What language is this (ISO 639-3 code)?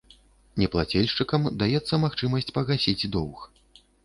bel